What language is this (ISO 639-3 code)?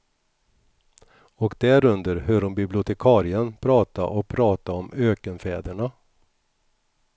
swe